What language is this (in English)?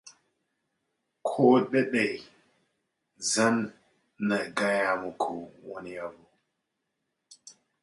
Hausa